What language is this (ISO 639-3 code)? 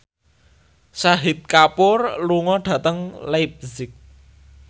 jav